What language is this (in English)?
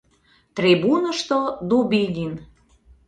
Mari